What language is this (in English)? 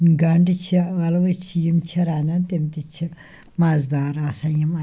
Kashmiri